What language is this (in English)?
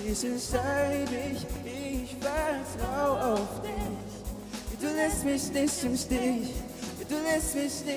German